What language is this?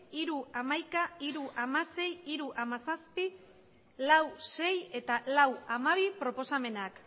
Basque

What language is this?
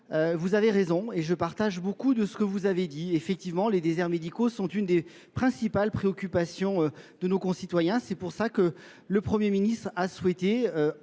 French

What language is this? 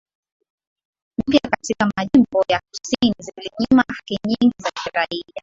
Swahili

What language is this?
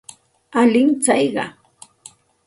Santa Ana de Tusi Pasco Quechua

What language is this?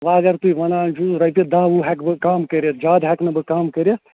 Kashmiri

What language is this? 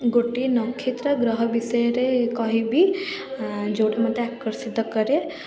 Odia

